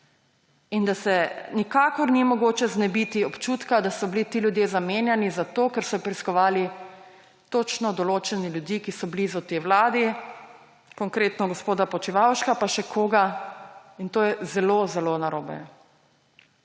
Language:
Slovenian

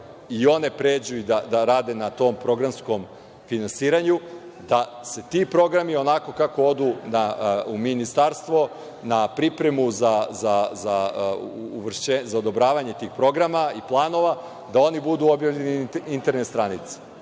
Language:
Serbian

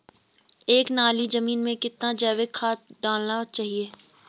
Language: Hindi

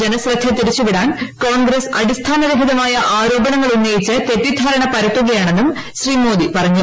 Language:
Malayalam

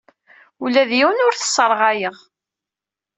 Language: Kabyle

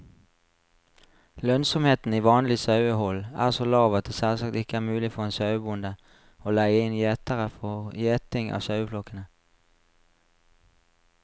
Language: Norwegian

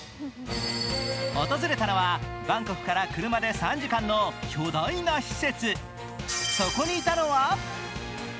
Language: Japanese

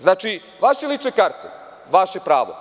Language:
Serbian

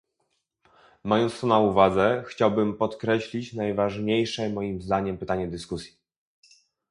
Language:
Polish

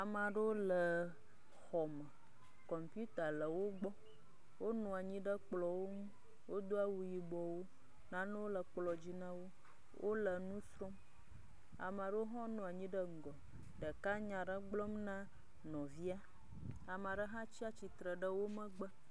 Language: Ewe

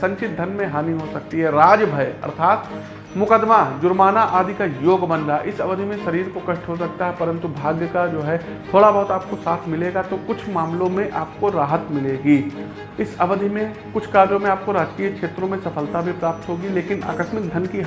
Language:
Hindi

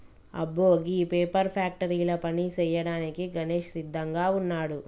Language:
Telugu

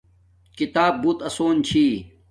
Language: Domaaki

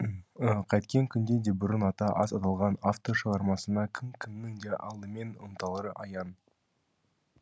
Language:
Kazakh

